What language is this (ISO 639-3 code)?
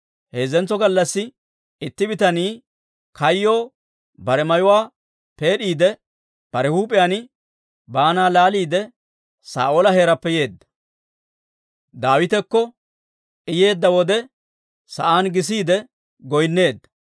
dwr